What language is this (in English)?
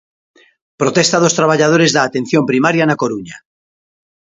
Galician